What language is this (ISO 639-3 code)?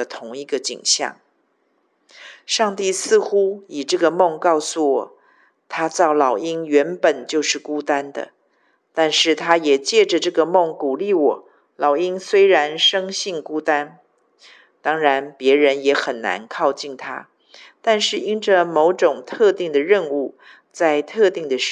zho